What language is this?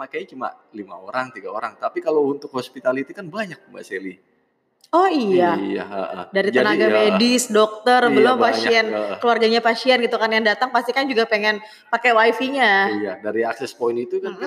Indonesian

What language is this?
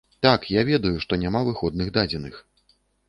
Belarusian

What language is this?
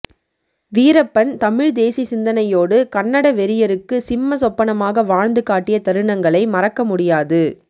Tamil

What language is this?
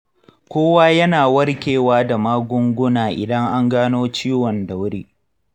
Hausa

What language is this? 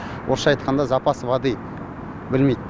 Kazakh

